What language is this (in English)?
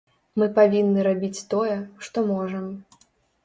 Belarusian